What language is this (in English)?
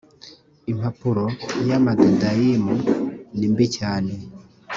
Kinyarwanda